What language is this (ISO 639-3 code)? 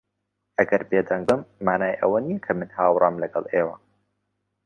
ckb